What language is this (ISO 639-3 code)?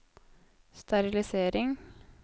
nor